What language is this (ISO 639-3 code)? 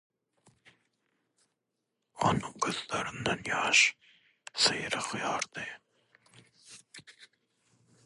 tuk